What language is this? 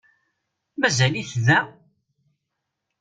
Kabyle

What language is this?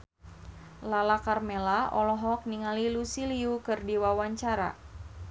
Sundanese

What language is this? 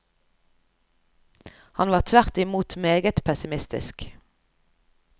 Norwegian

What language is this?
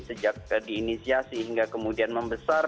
Indonesian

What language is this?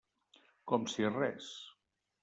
Catalan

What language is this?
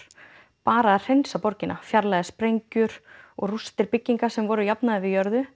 Icelandic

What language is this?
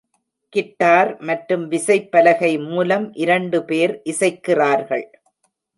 Tamil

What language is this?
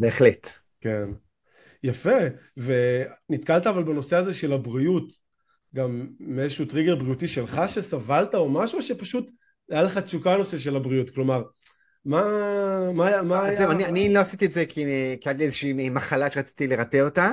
Hebrew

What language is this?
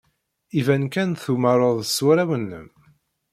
Kabyle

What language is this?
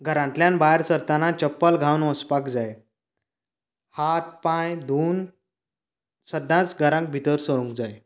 Konkani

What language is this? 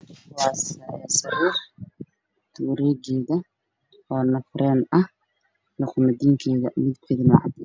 Somali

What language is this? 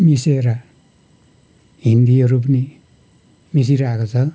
Nepali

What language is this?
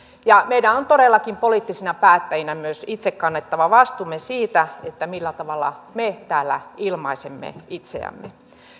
Finnish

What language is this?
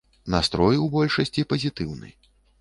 Belarusian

